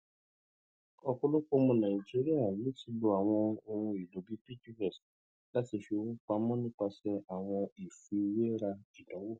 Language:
Yoruba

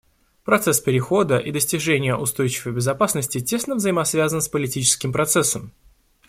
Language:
Russian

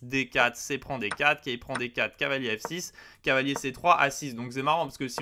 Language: French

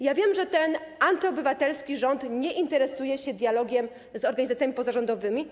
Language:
Polish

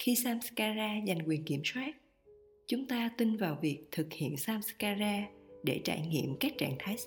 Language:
Vietnamese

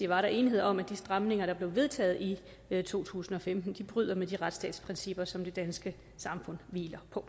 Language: Danish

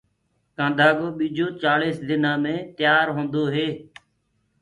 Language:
Gurgula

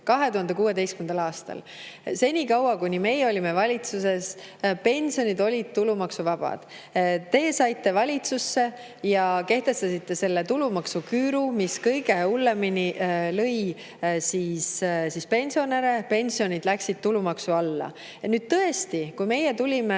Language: Estonian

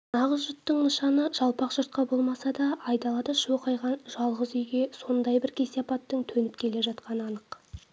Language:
Kazakh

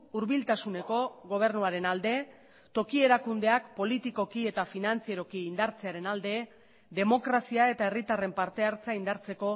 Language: Basque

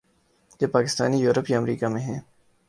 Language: Urdu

